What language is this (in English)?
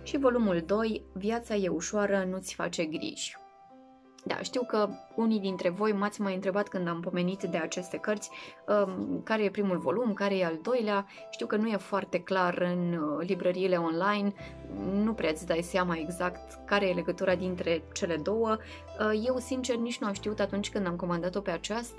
Romanian